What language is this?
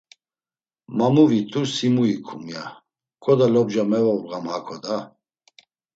Laz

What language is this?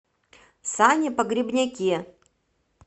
Russian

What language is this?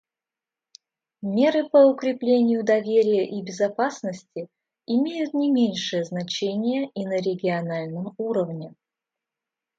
Russian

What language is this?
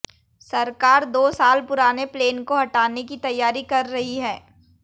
Hindi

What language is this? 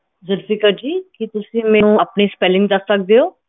Punjabi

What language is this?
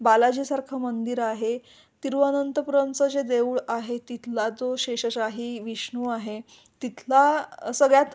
Marathi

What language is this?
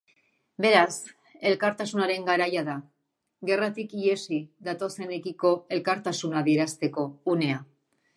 Basque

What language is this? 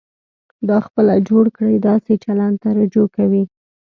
Pashto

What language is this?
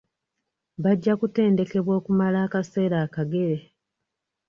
Ganda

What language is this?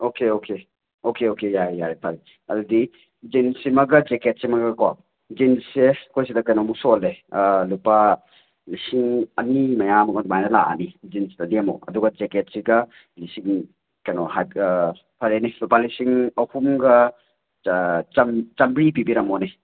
Manipuri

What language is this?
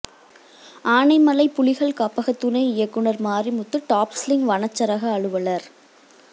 Tamil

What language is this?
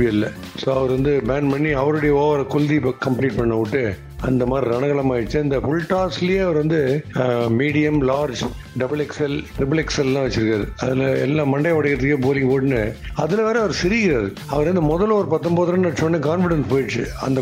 Tamil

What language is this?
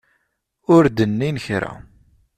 Kabyle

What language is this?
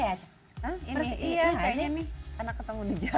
Indonesian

